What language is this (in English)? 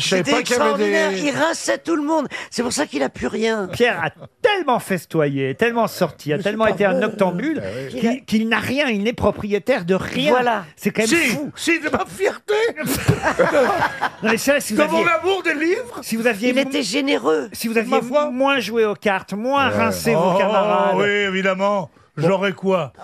French